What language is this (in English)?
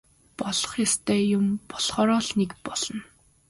Mongolian